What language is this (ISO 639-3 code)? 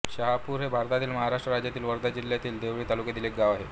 mar